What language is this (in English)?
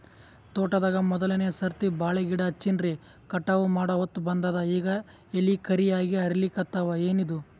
Kannada